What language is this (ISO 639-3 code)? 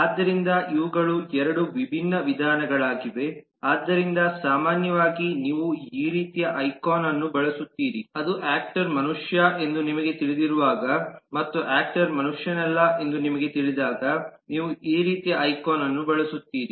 kan